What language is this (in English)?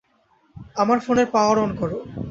Bangla